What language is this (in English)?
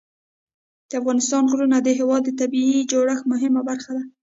Pashto